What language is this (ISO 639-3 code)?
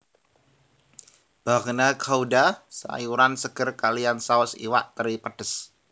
jav